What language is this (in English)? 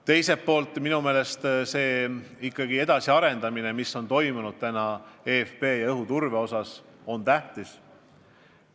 Estonian